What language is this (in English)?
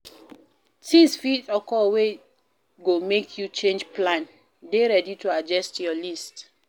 Nigerian Pidgin